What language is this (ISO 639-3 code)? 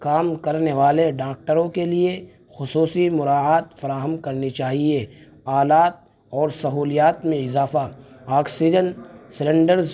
urd